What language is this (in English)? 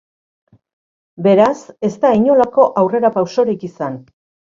Basque